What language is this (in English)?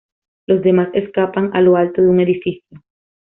Spanish